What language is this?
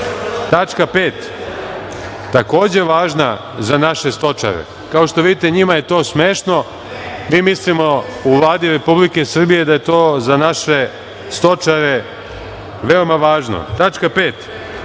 Serbian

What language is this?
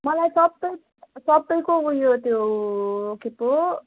Nepali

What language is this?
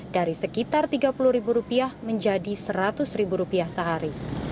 Indonesian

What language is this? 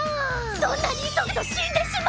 Japanese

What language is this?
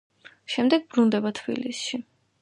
Georgian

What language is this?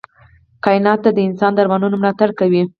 Pashto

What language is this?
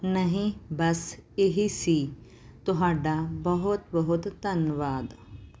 Punjabi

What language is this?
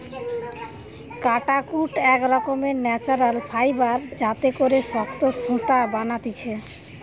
Bangla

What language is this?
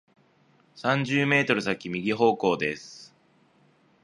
Japanese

